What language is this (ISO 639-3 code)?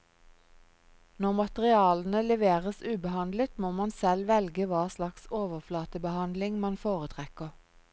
nor